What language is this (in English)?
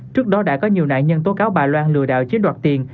Vietnamese